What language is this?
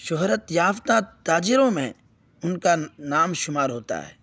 Urdu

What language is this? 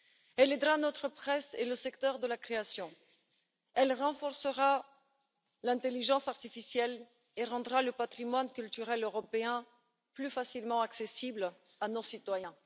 French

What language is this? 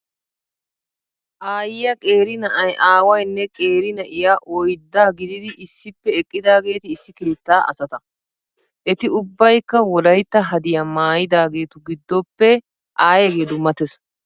Wolaytta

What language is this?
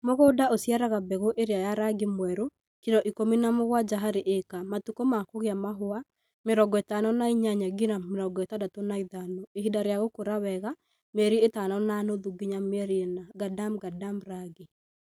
Kikuyu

